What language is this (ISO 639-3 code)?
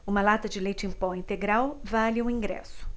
por